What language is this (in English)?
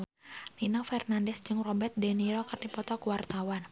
Sundanese